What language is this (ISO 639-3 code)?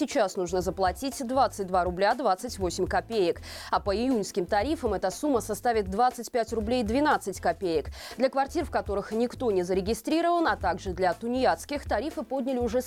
rus